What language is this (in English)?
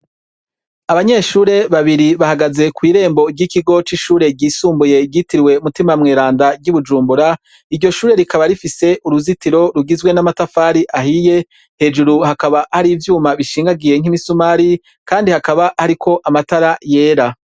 Rundi